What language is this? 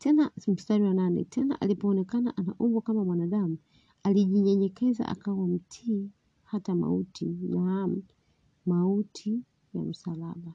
Swahili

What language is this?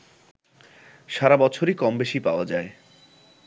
Bangla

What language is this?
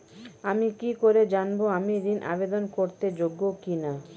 Bangla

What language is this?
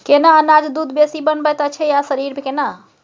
Maithili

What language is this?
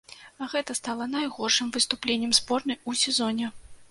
Belarusian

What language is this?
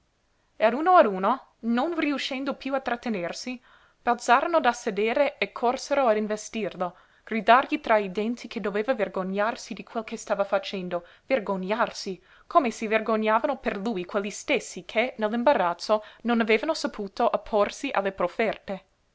Italian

